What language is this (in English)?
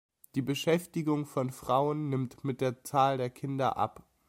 German